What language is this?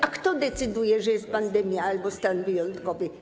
Polish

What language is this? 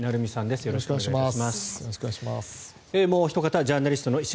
Japanese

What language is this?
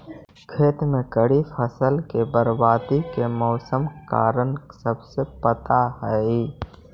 Magahi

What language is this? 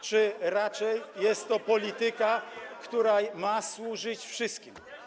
Polish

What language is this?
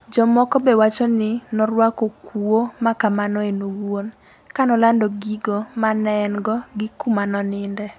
Luo (Kenya and Tanzania)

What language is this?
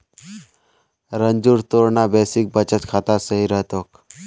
Magahi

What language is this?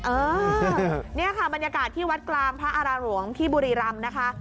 Thai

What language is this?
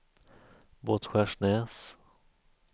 Swedish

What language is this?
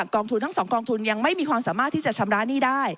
Thai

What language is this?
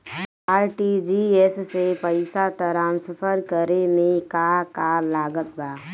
Bhojpuri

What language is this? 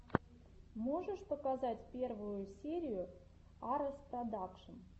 Russian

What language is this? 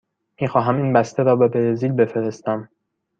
Persian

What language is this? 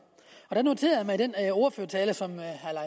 Danish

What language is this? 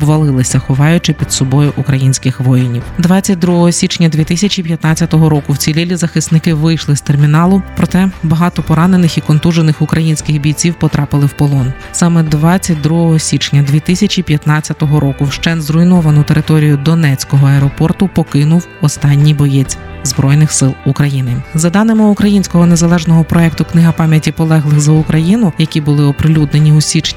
Ukrainian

